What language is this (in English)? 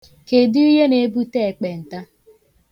Igbo